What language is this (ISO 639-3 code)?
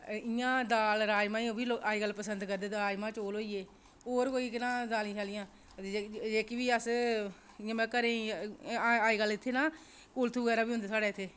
doi